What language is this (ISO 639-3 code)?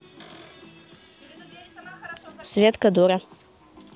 rus